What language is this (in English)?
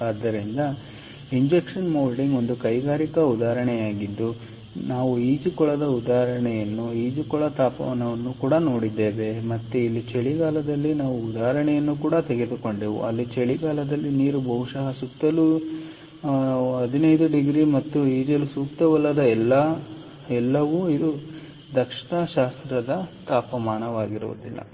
Kannada